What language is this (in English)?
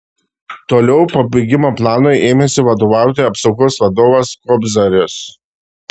Lithuanian